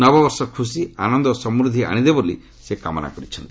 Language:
Odia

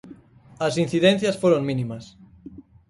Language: Galician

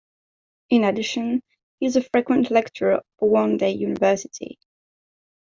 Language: English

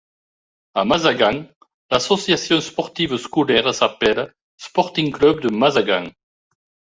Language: French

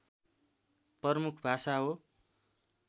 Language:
Nepali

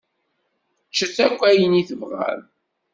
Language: Kabyle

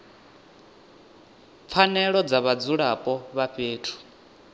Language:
Venda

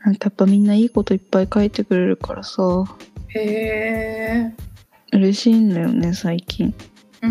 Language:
Japanese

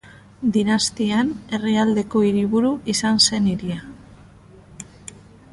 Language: Basque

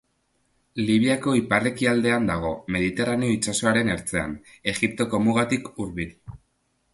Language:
Basque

